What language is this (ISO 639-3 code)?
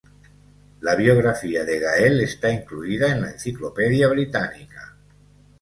spa